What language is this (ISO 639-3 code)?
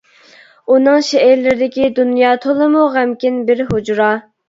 uig